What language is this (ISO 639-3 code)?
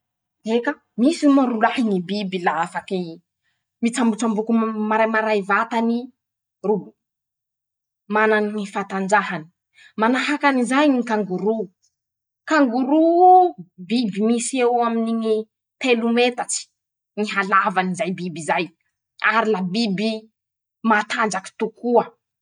msh